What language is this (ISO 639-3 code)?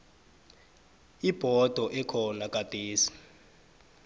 nbl